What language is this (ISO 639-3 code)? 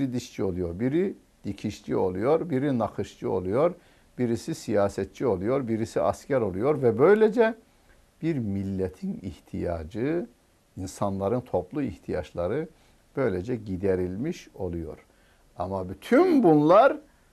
tur